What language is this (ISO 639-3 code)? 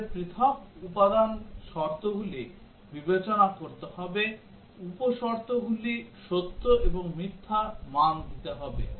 ben